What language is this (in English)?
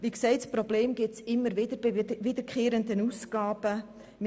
Swiss German